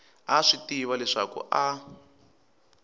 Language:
Tsonga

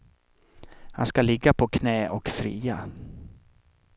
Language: Swedish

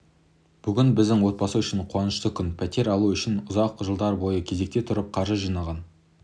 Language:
Kazakh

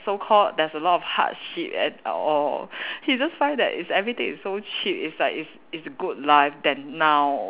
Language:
English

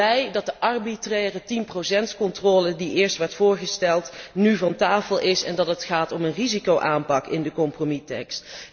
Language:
Dutch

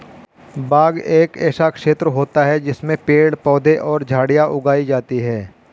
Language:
Hindi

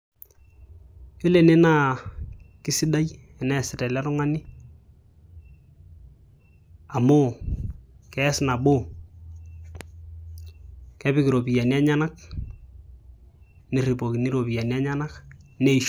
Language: Masai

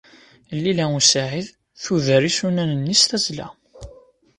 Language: Kabyle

